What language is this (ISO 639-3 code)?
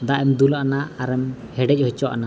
sat